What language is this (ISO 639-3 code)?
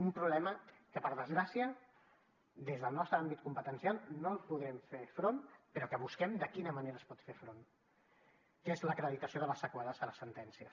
cat